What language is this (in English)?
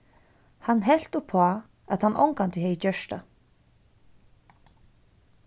Faroese